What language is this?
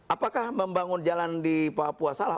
Indonesian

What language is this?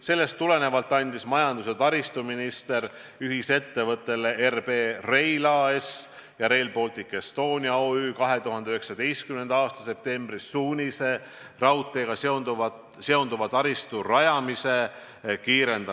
Estonian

